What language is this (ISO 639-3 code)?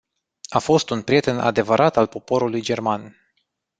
ron